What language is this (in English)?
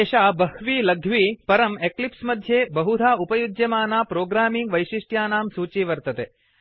Sanskrit